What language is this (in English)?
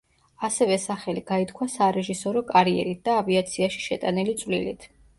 Georgian